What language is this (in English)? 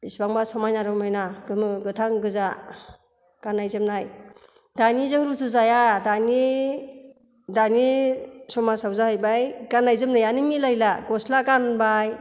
Bodo